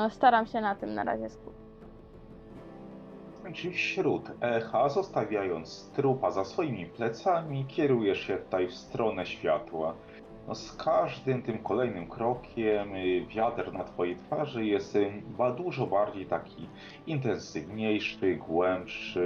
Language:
Polish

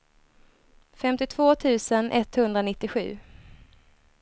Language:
Swedish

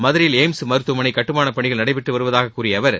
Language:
Tamil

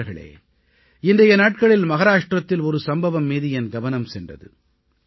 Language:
Tamil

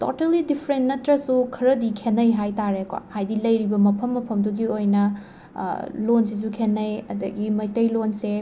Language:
Manipuri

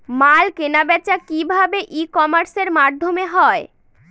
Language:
Bangla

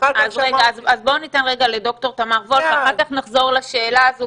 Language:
Hebrew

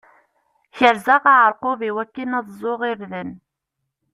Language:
Kabyle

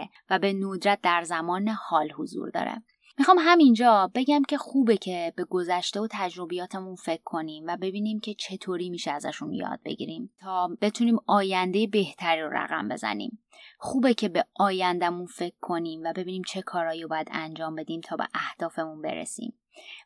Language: Persian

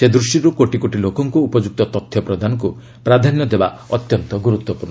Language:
Odia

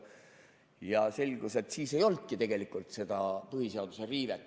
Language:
Estonian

